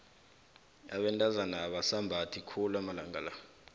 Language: South Ndebele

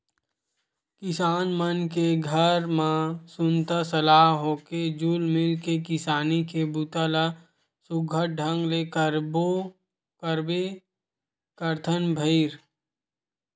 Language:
Chhattisgarhi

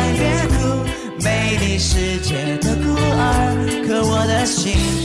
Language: Chinese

